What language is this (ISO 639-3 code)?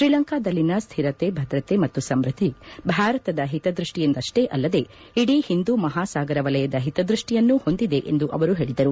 kan